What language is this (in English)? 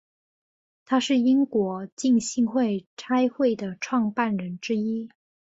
Chinese